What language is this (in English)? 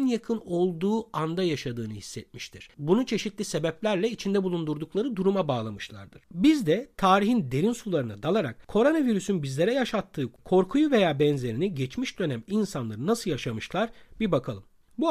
Turkish